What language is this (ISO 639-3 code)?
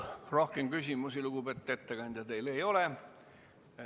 est